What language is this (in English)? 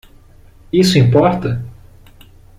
Portuguese